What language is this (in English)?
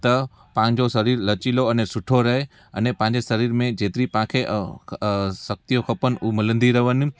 Sindhi